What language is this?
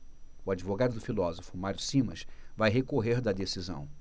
Portuguese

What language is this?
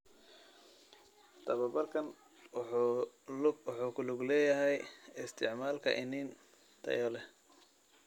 Somali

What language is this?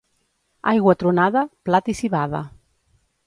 Catalan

